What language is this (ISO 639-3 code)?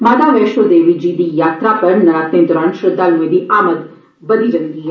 doi